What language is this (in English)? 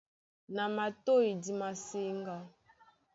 Duala